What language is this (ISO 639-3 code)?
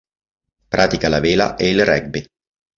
ita